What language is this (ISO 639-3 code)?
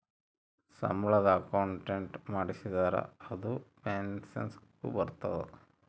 kan